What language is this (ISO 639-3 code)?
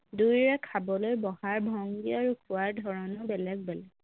asm